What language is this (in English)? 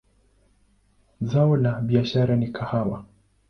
Swahili